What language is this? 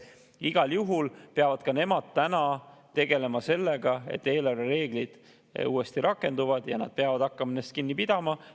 Estonian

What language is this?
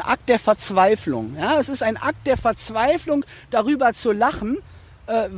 German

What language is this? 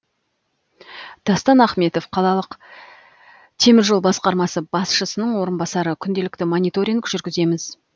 Kazakh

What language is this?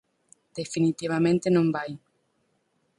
Galician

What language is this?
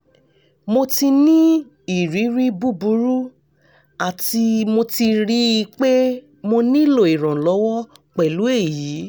Yoruba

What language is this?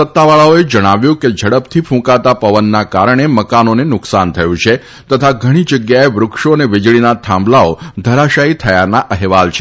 Gujarati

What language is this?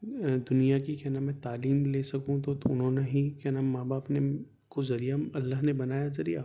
Urdu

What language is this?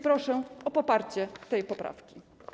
Polish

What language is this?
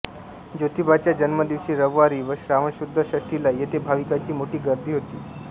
Marathi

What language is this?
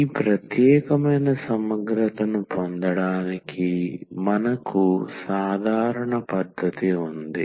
Telugu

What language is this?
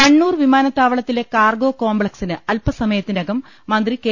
Malayalam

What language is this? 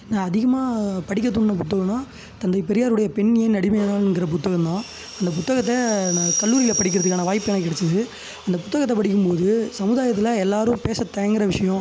Tamil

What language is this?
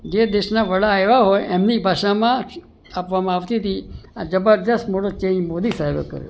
Gujarati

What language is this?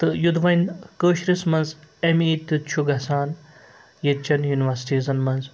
Kashmiri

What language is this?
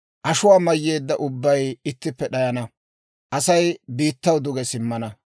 Dawro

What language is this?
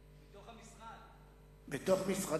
Hebrew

